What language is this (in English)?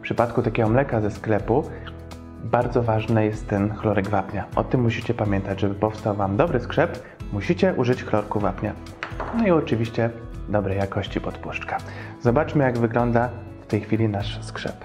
Polish